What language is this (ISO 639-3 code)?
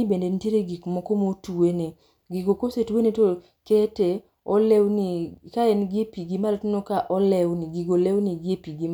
luo